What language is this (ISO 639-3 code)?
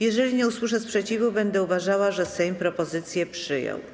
pol